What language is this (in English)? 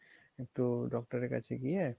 Bangla